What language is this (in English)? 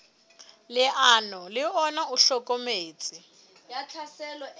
Southern Sotho